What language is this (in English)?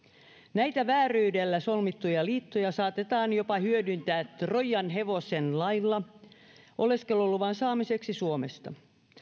Finnish